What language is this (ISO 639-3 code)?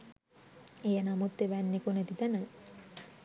sin